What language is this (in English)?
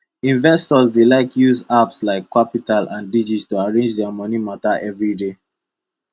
Nigerian Pidgin